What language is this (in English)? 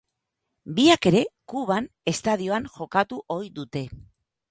Basque